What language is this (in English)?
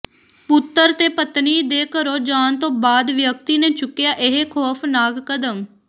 Punjabi